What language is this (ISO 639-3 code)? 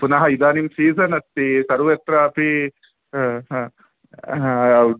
san